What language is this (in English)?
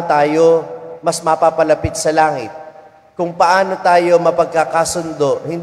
Filipino